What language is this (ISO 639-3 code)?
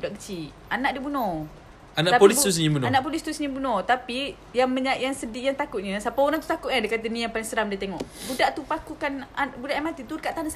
msa